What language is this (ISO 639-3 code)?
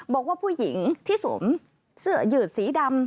tha